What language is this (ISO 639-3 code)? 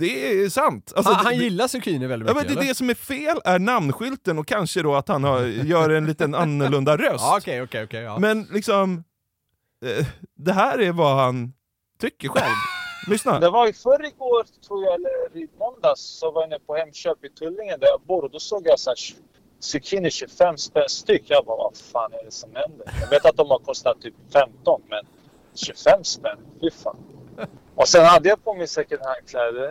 swe